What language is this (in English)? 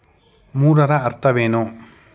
Kannada